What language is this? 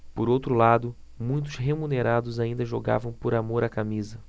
Portuguese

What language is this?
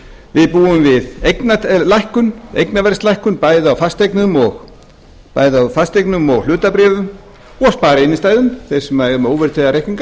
Icelandic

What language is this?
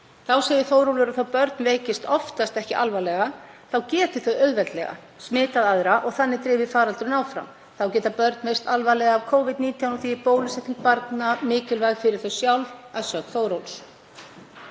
Icelandic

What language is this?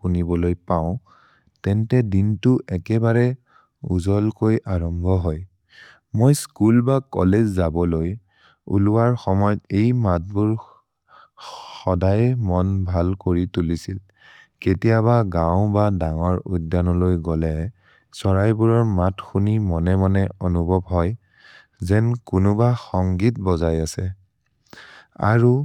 Maria (India)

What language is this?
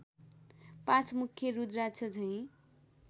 Nepali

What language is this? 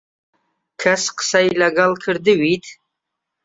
Central Kurdish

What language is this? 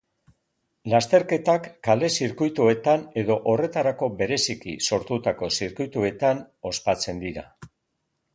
Basque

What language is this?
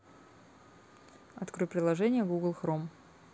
Russian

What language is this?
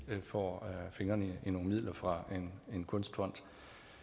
Danish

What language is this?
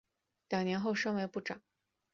Chinese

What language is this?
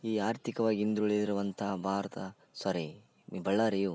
Kannada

